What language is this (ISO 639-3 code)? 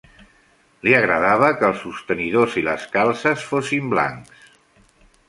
cat